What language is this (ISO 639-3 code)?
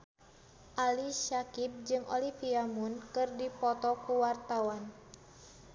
sun